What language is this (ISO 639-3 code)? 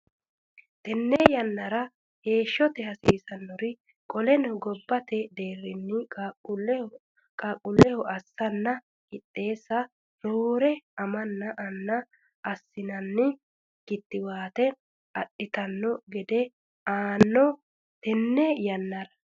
sid